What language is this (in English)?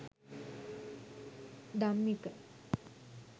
Sinhala